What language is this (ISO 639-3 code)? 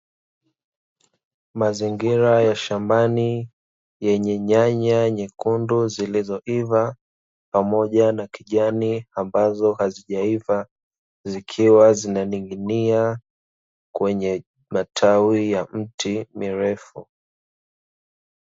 swa